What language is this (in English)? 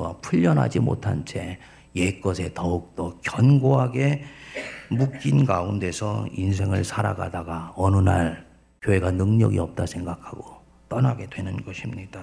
Korean